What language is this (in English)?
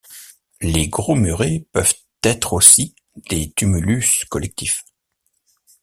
French